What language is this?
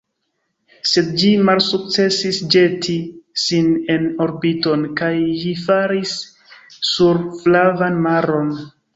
Esperanto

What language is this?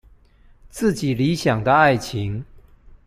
Chinese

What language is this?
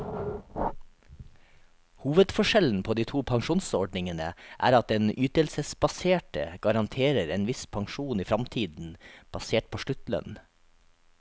Norwegian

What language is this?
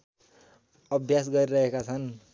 Nepali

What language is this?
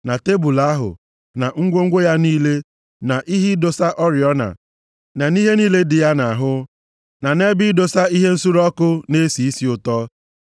Igbo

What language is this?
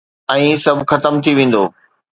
Sindhi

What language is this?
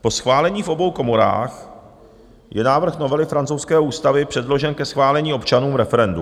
Czech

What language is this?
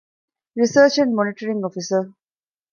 Divehi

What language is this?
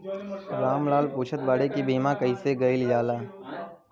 Bhojpuri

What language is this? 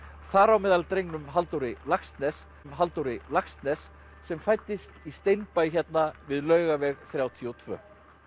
Icelandic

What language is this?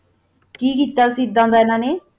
Punjabi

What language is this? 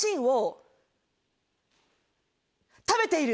Japanese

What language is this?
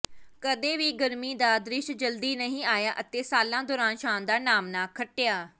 Punjabi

